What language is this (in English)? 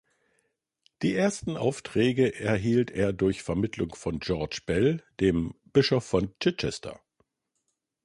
German